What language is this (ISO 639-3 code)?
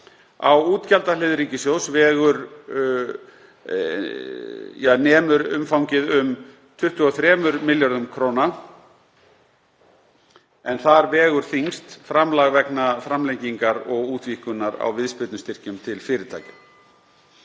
isl